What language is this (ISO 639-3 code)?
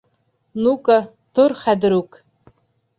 bak